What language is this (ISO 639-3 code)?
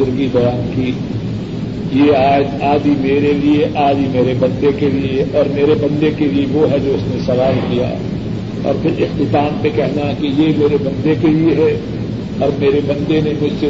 urd